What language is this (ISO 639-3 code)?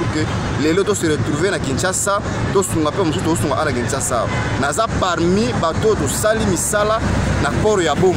fra